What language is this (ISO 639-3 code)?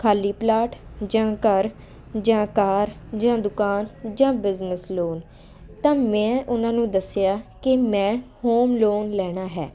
pan